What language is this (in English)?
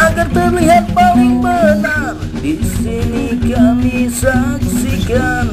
Indonesian